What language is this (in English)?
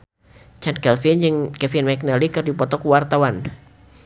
Sundanese